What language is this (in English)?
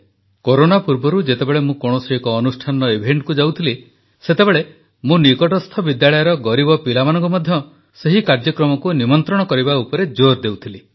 Odia